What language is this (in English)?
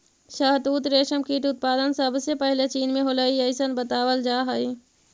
Magahi